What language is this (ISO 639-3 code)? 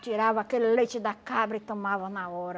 por